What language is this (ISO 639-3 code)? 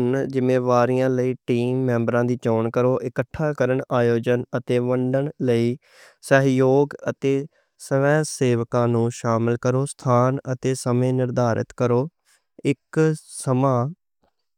lah